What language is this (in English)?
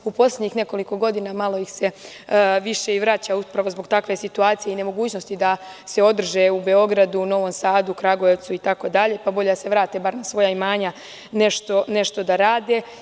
Serbian